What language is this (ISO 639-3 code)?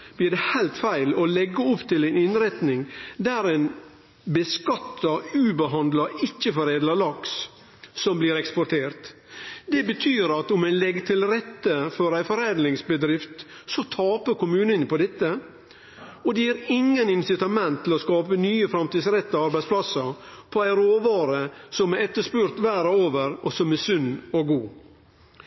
nno